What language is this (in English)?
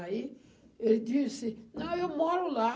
Portuguese